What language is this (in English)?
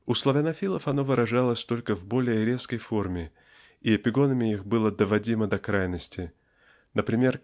Russian